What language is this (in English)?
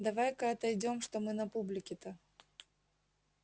Russian